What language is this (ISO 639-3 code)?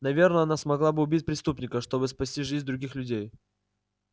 rus